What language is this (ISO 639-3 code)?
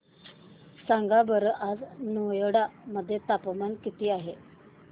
mar